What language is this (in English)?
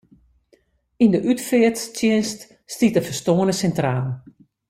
Western Frisian